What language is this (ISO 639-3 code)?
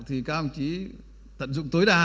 vie